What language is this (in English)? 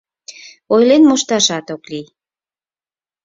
Mari